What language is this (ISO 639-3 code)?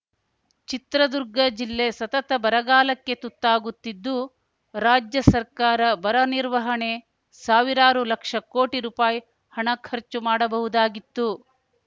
kan